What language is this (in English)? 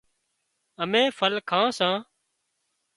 Wadiyara Koli